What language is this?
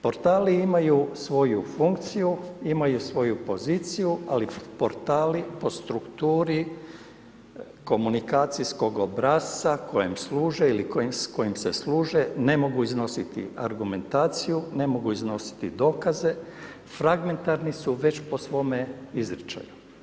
Croatian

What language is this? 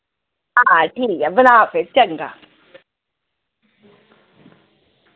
Dogri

